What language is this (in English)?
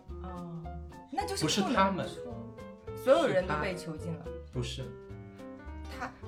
Chinese